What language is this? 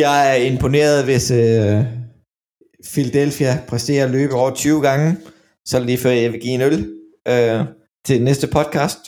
Danish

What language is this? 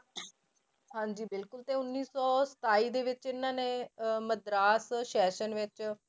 Punjabi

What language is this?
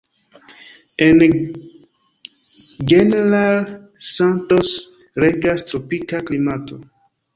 Esperanto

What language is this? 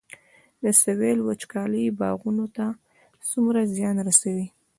Pashto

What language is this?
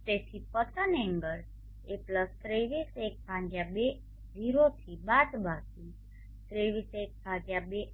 Gujarati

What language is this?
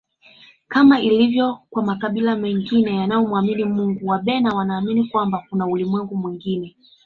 Swahili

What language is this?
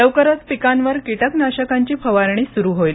Marathi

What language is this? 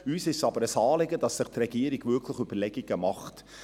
Swiss German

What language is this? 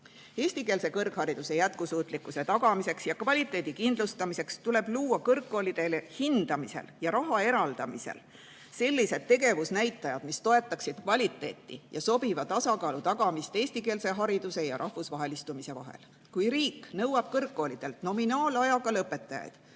Estonian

